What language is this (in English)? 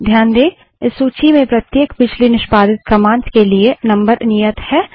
Hindi